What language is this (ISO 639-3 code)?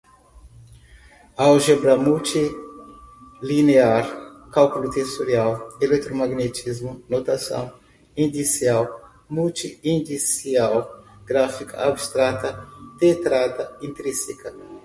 por